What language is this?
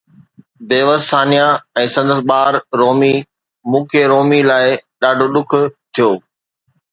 Sindhi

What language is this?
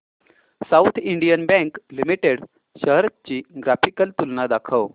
Marathi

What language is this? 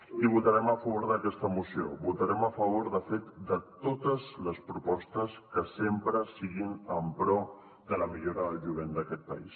Catalan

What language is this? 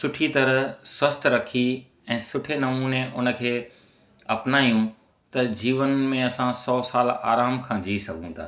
Sindhi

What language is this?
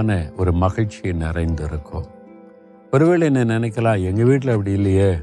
Tamil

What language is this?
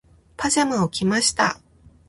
Japanese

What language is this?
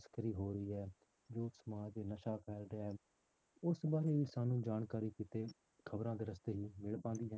Punjabi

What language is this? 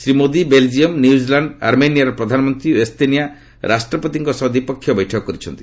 Odia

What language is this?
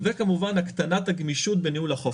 Hebrew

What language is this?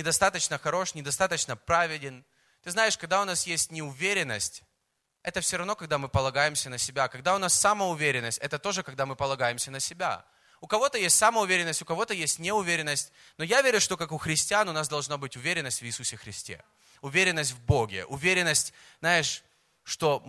Russian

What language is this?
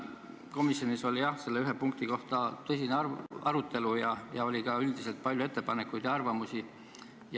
Estonian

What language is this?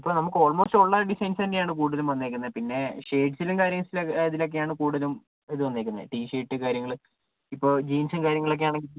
Malayalam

